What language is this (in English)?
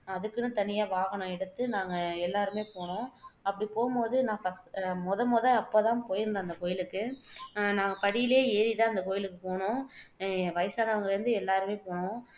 Tamil